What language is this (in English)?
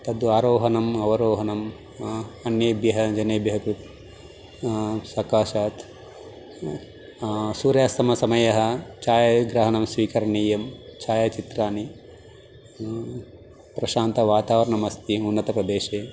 Sanskrit